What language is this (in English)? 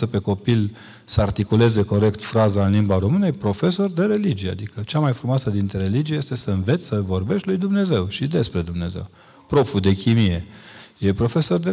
Romanian